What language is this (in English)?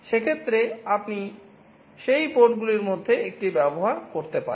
Bangla